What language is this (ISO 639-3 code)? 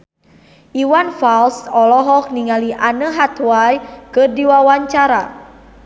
sun